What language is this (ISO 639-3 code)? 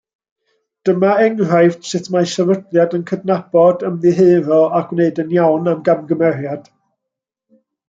cym